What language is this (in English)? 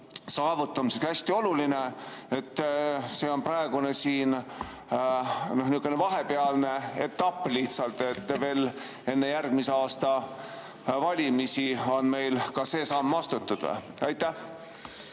Estonian